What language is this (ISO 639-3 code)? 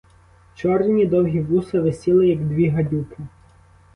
ukr